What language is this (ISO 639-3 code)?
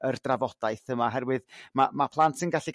cym